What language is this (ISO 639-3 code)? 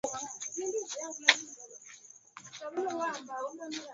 swa